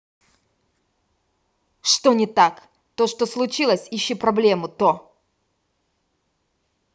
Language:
Russian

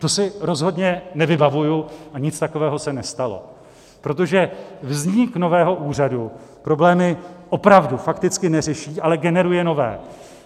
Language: Czech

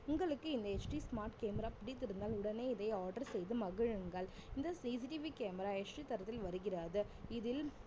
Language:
Tamil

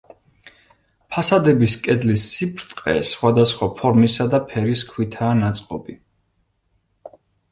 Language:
Georgian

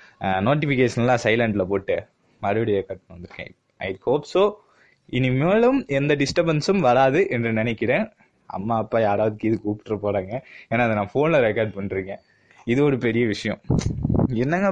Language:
Tamil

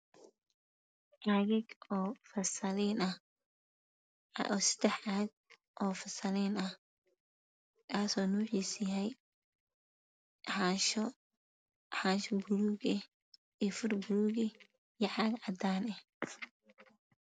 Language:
Somali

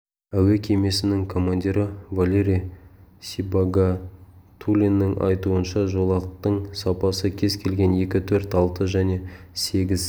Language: Kazakh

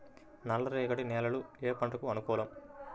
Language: Telugu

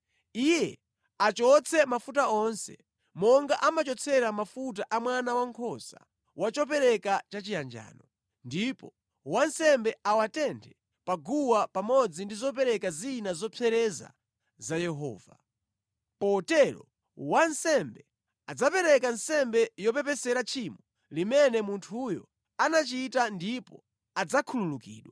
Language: Nyanja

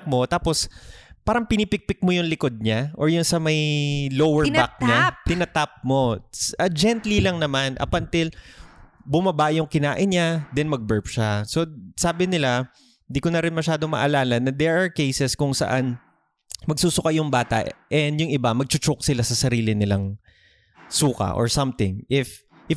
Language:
Filipino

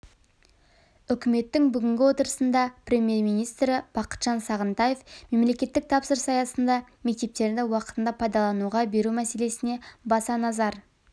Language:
Kazakh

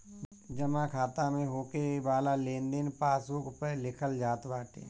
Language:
Bhojpuri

